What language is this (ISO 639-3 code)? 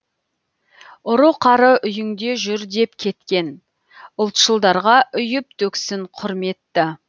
kaz